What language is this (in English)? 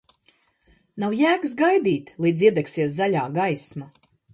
Latvian